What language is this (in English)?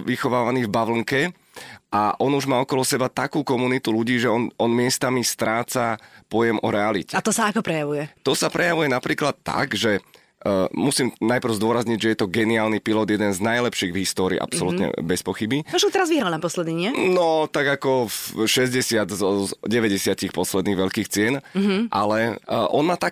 Slovak